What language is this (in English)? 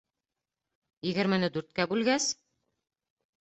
Bashkir